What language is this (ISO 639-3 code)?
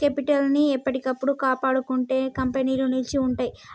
tel